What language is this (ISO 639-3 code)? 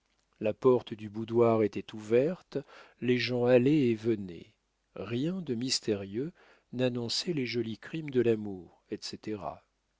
fra